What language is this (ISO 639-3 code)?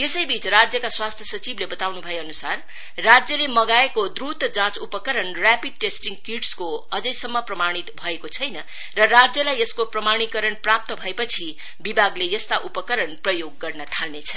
nep